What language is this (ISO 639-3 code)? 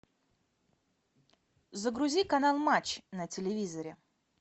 rus